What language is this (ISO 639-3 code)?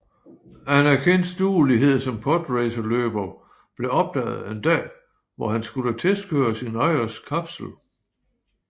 dan